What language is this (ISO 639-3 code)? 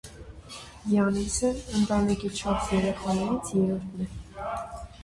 hye